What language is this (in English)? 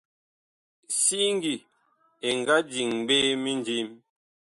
Bakoko